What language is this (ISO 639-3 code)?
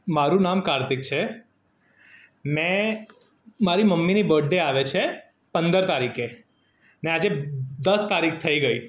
guj